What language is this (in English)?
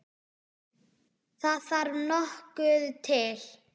Icelandic